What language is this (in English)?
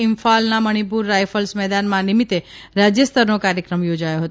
Gujarati